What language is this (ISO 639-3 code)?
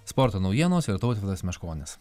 lit